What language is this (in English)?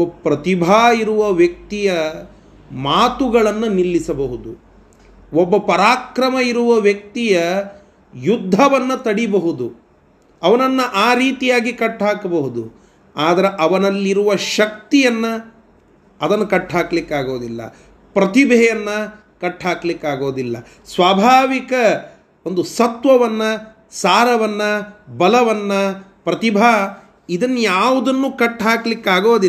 Kannada